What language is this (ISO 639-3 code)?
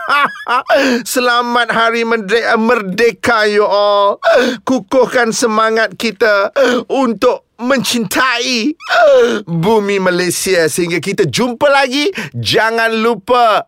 msa